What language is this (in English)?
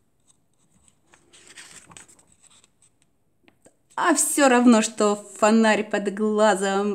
Russian